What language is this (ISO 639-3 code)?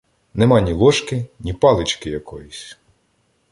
ukr